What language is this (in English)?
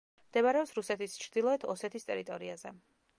Georgian